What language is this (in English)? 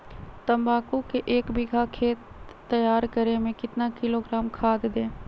Magahi